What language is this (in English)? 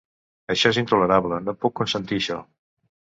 Catalan